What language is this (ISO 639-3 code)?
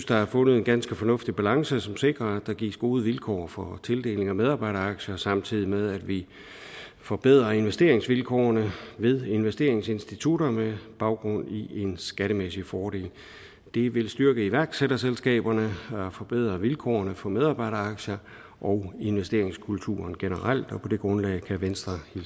dan